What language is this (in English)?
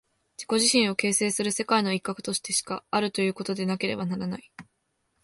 Japanese